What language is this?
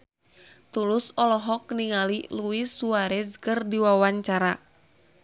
Sundanese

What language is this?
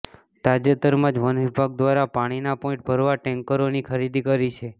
Gujarati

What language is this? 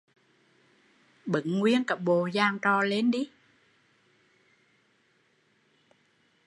Vietnamese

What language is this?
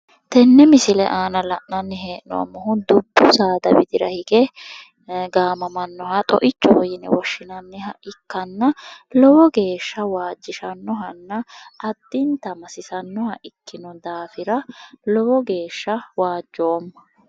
Sidamo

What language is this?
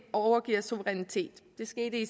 Danish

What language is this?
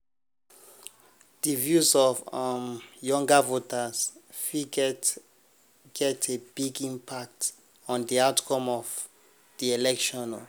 Nigerian Pidgin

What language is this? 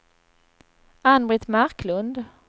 Swedish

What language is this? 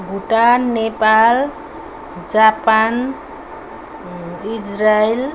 Nepali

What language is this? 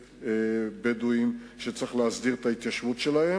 Hebrew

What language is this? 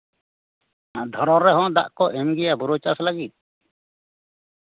Santali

